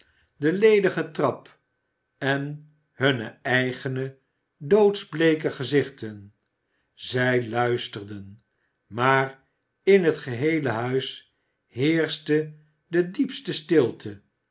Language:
Dutch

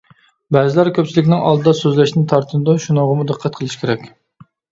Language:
Uyghur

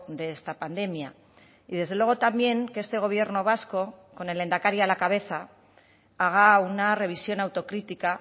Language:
Spanish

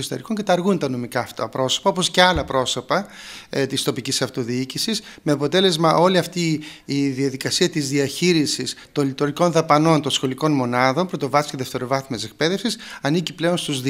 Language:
Greek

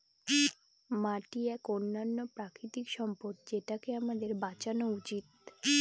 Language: Bangla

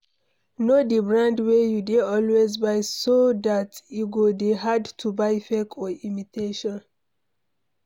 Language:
Nigerian Pidgin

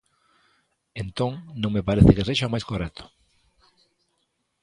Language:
Galician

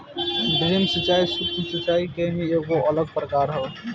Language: Bhojpuri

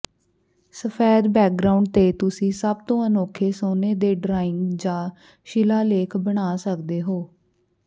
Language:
Punjabi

